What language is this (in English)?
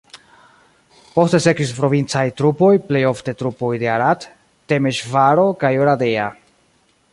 Esperanto